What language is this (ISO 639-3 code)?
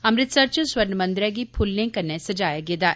doi